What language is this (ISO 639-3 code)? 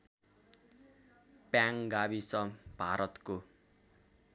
nep